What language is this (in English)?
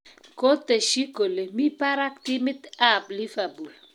Kalenjin